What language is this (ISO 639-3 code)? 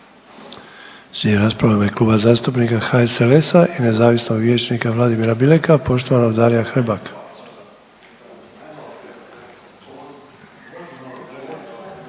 hrv